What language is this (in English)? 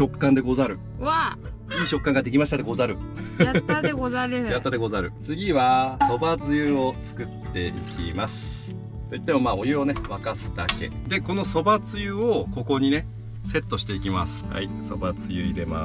Japanese